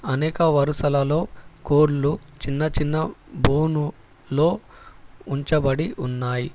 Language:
Telugu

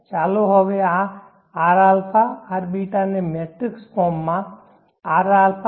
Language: Gujarati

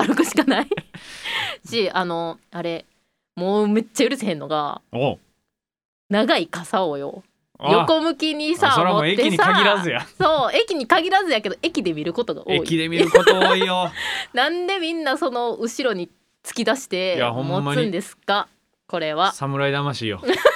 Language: Japanese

